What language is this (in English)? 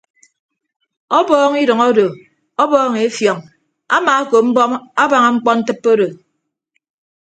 Ibibio